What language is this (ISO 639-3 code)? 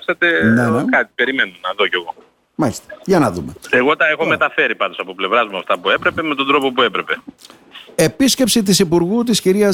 ell